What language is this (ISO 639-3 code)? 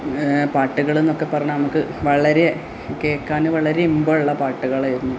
mal